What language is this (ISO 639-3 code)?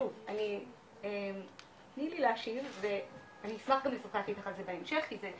heb